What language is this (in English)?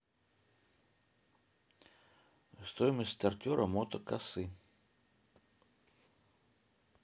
Russian